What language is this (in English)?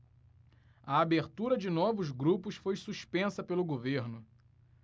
Portuguese